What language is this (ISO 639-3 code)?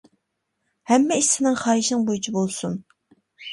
uig